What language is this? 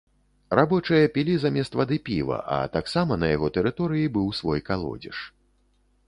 Belarusian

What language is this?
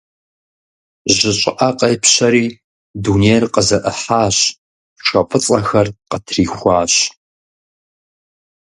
Kabardian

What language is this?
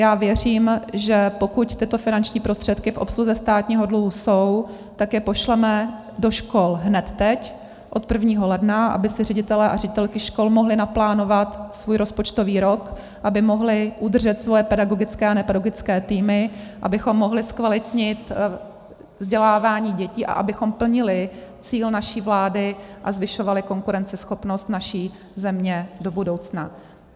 Czech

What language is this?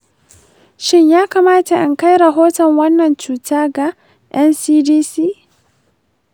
Hausa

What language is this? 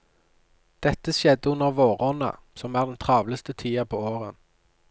Norwegian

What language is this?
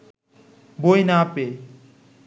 Bangla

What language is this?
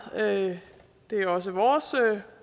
Danish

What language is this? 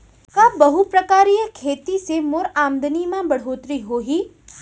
Chhattisgarhi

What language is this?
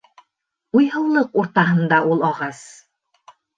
Bashkir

